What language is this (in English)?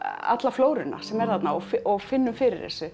Icelandic